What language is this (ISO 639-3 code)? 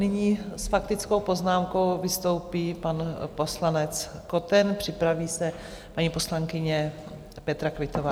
ces